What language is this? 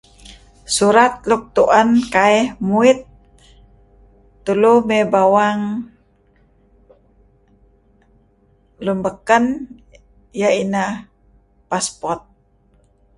Kelabit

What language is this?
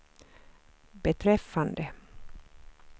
Swedish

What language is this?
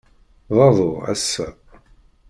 Kabyle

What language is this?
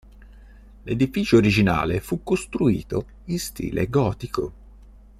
Italian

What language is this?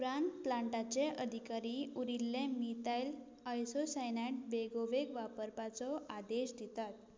Konkani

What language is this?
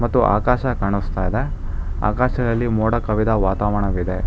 Kannada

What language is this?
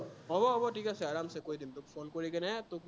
Assamese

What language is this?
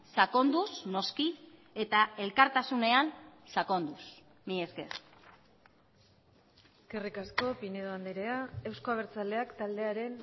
Basque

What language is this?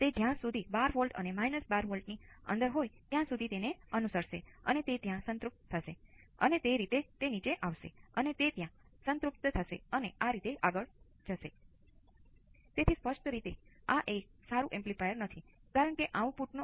Gujarati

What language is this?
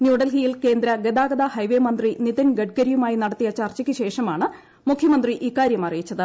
Malayalam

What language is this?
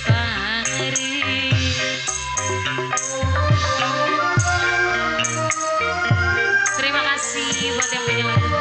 Indonesian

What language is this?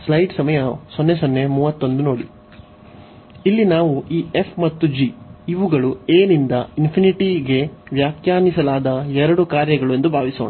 Kannada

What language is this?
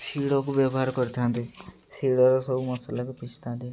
Odia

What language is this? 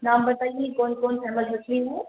Urdu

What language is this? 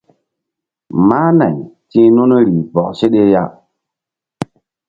Mbum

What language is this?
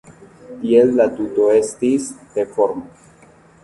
Esperanto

